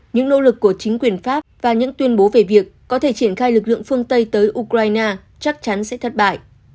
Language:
Vietnamese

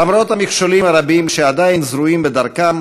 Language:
Hebrew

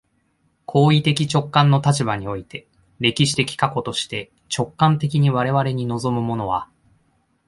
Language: Japanese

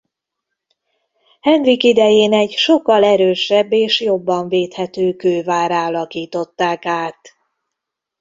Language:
Hungarian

